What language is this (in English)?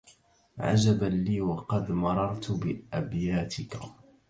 Arabic